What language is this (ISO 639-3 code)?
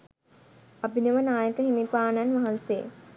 sin